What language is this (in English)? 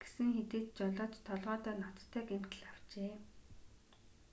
Mongolian